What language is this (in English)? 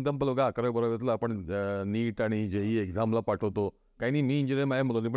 Marathi